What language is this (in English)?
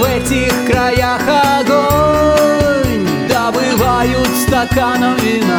Russian